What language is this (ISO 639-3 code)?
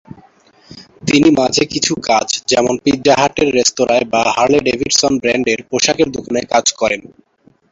ben